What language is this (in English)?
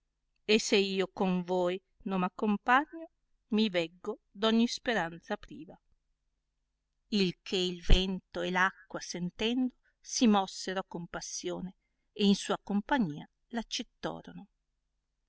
Italian